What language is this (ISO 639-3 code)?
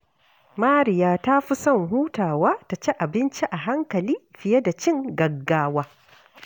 hau